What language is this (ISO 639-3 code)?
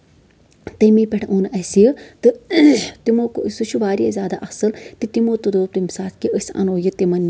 kas